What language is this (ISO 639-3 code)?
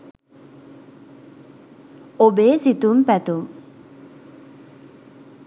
sin